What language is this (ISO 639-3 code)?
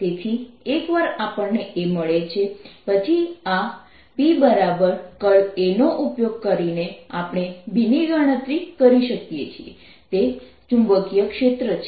guj